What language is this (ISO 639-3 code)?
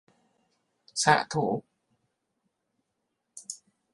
vie